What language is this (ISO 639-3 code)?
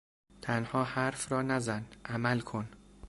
fas